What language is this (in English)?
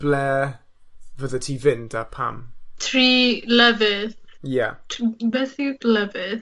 Welsh